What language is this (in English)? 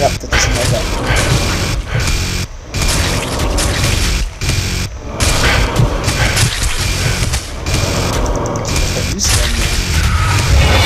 German